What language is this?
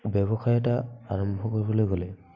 Assamese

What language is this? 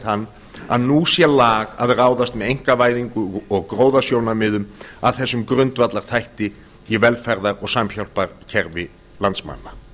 Icelandic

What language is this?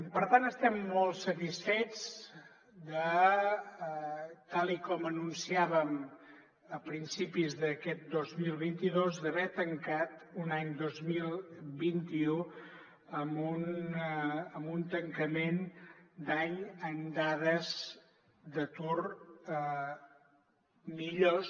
Catalan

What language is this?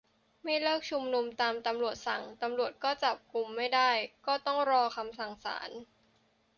Thai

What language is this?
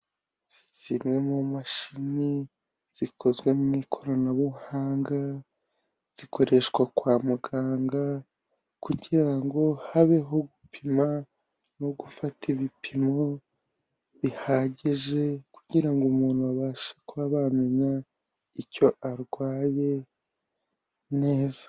Kinyarwanda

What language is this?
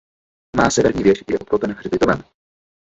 Czech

